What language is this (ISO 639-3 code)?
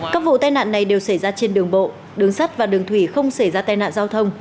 vie